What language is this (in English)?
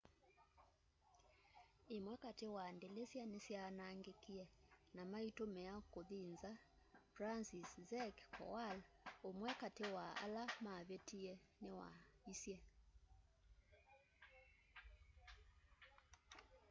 Kamba